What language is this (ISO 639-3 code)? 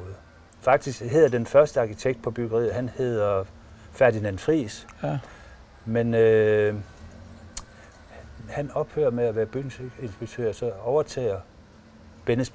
dan